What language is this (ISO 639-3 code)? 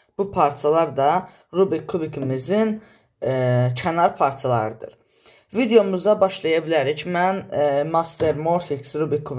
tur